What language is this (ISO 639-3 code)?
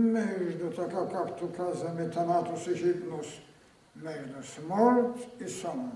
bul